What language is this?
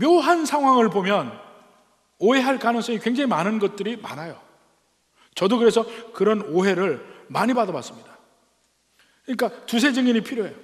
Korean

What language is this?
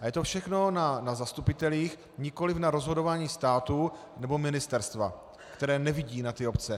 Czech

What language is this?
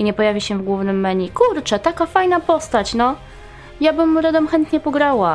Polish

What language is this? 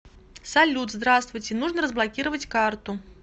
Russian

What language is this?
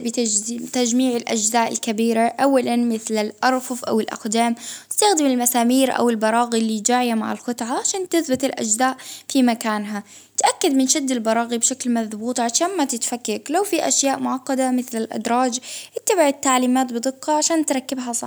Baharna Arabic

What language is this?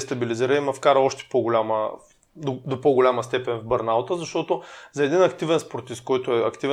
Bulgarian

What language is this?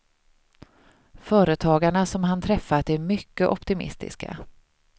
Swedish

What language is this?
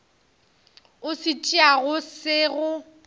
Northern Sotho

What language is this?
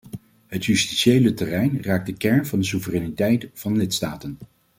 Dutch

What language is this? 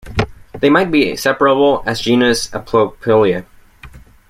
English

